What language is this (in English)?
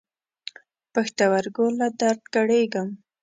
Pashto